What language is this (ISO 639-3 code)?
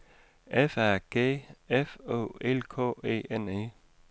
dan